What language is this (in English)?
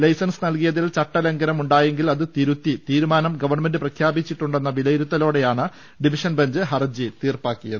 Malayalam